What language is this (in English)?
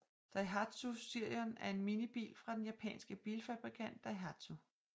Danish